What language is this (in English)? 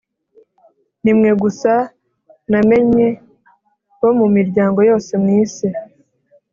Kinyarwanda